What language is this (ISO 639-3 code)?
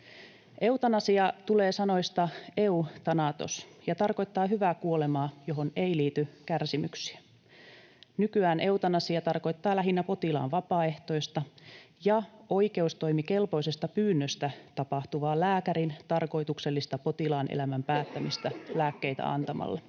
fin